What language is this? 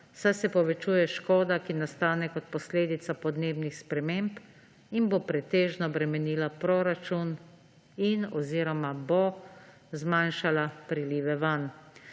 Slovenian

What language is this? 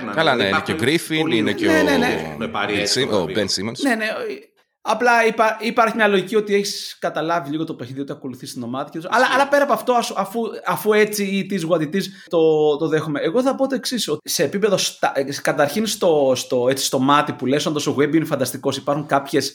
Greek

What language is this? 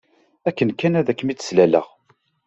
Kabyle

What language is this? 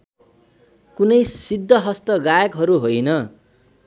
Nepali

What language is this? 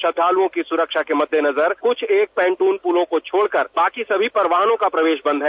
Hindi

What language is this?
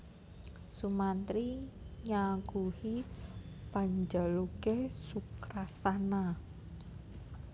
Javanese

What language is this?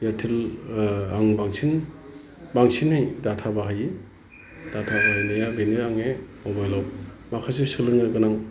Bodo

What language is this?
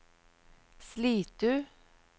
Norwegian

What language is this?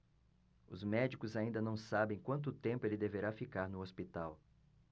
Portuguese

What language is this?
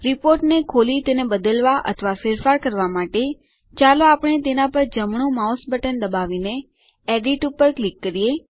Gujarati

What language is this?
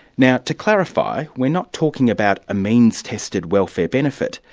English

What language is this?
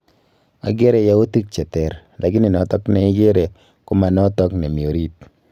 Kalenjin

